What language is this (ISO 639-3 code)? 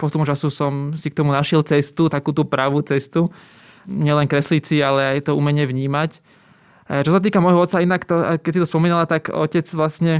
slk